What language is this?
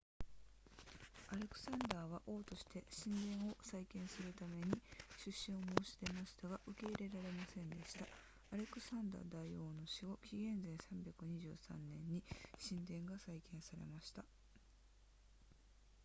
Japanese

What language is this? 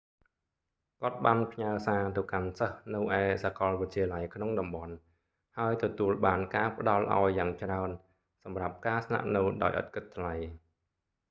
Khmer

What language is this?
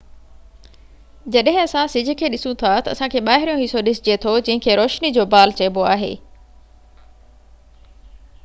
Sindhi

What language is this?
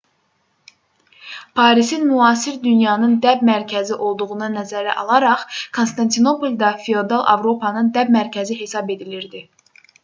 Azerbaijani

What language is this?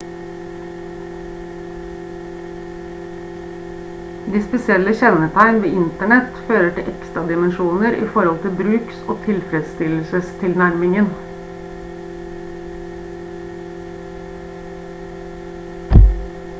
Norwegian Bokmål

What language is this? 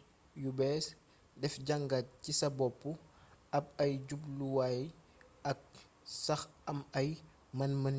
Wolof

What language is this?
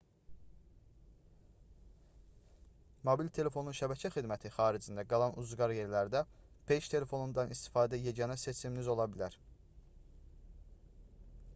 Azerbaijani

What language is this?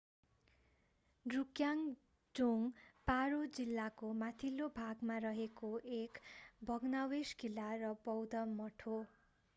Nepali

